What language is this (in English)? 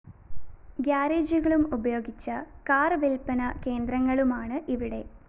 Malayalam